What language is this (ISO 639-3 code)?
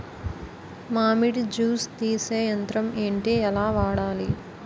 tel